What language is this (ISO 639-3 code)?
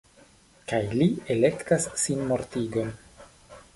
epo